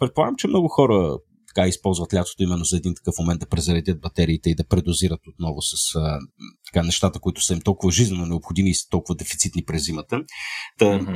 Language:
Bulgarian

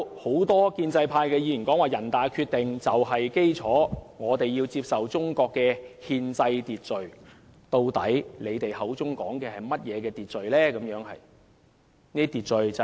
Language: Cantonese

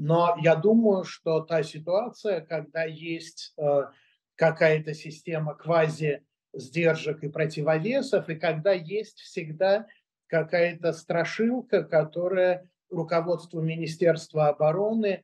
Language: Russian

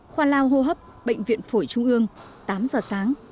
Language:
Vietnamese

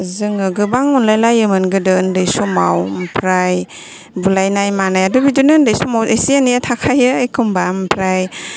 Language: Bodo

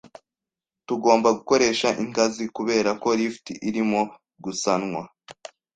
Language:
Kinyarwanda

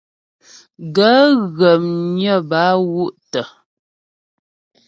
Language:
Ghomala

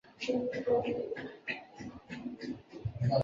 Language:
Chinese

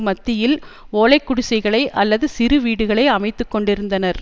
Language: Tamil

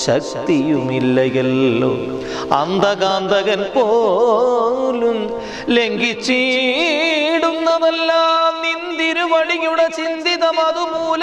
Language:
Malayalam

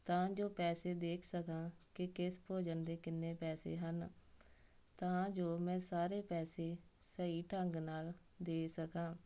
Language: Punjabi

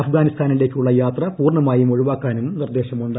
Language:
Malayalam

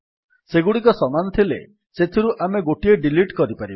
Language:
Odia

